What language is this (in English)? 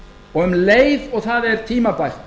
Icelandic